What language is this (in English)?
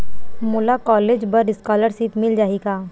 Chhattisgarhi